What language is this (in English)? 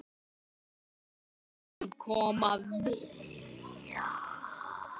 Icelandic